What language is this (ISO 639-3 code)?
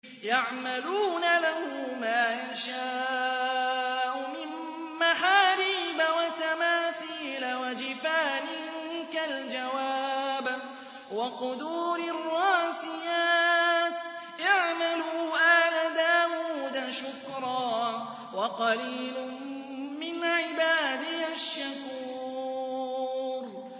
ara